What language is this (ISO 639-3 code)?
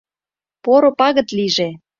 chm